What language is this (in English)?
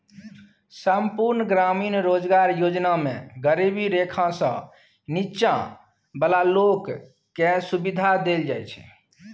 Maithili